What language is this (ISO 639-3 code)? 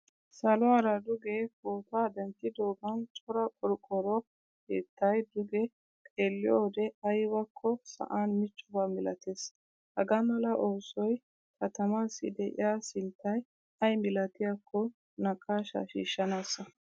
wal